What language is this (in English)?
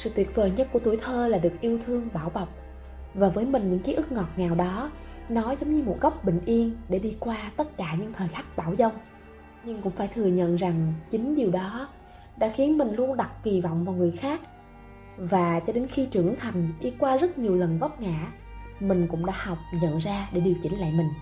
Vietnamese